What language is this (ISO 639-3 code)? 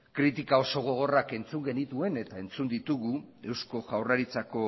eus